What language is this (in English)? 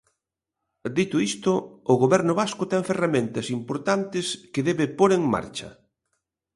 Galician